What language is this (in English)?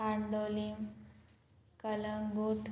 Konkani